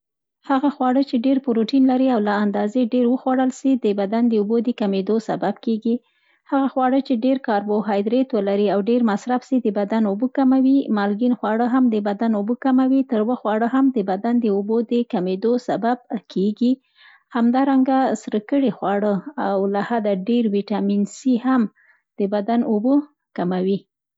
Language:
Central Pashto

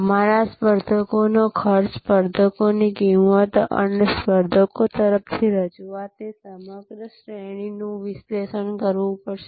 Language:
Gujarati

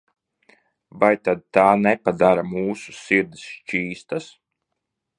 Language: Latvian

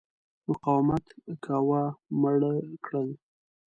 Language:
Pashto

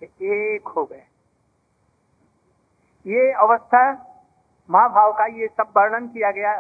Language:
Hindi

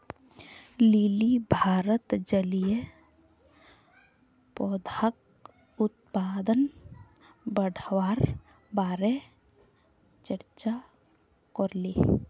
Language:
Magahi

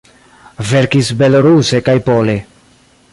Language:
Esperanto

